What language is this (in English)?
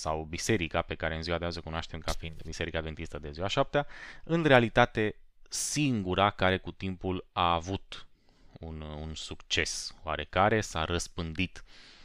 Romanian